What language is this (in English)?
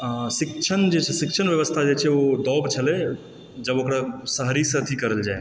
Maithili